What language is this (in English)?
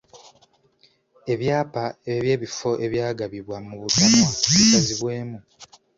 Ganda